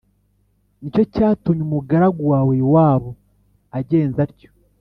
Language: Kinyarwanda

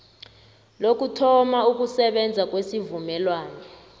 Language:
South Ndebele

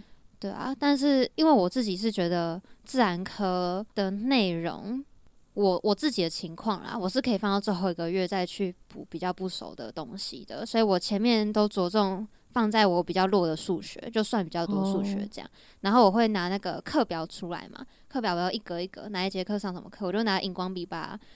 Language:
Chinese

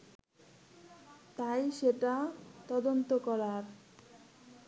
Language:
Bangla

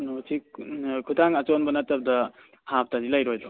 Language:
Manipuri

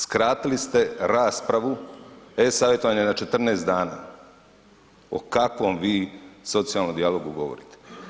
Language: Croatian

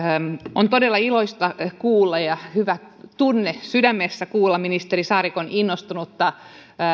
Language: Finnish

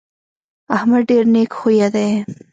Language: Pashto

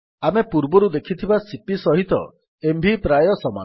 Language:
Odia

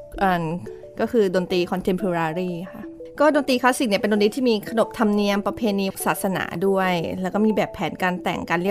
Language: Thai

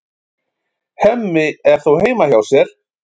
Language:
Icelandic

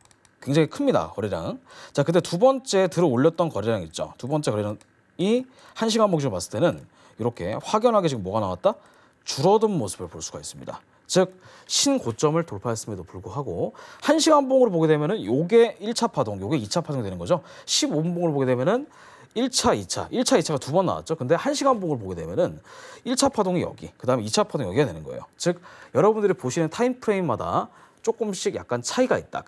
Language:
Korean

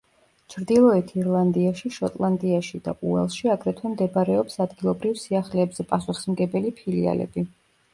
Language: Georgian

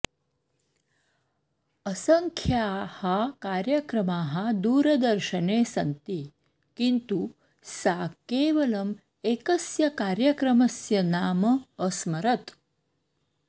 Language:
Sanskrit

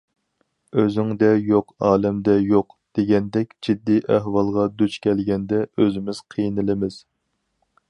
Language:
Uyghur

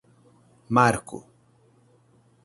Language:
Portuguese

